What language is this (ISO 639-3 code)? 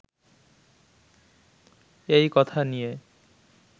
ben